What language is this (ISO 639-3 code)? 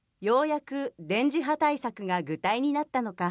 jpn